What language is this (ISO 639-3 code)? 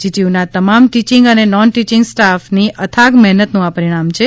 guj